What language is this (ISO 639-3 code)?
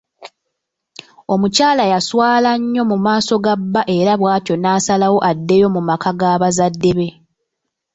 lug